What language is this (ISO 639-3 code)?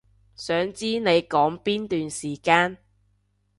yue